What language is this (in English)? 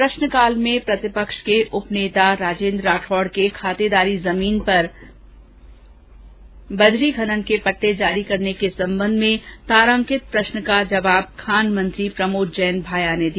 Hindi